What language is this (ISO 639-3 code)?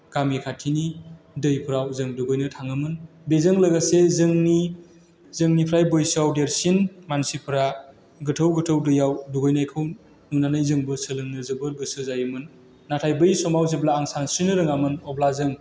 brx